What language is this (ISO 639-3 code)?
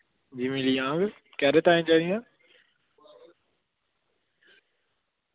doi